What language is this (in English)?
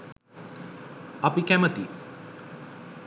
Sinhala